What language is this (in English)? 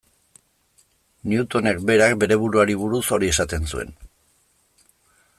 Basque